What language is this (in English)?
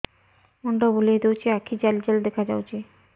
Odia